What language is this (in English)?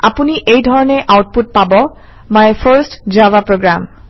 Assamese